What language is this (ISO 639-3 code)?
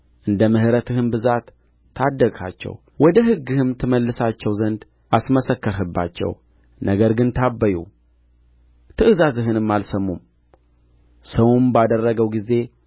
amh